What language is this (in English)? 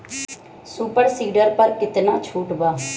Bhojpuri